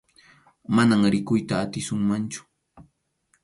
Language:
Arequipa-La Unión Quechua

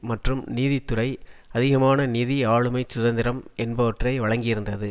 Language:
Tamil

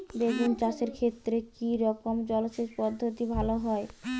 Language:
Bangla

